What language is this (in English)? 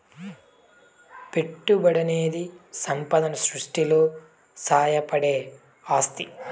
Telugu